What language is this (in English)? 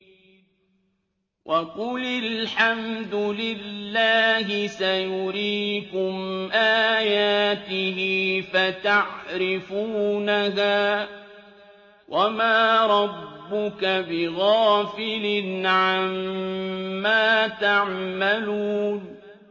Arabic